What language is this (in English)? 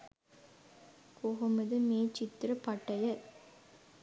Sinhala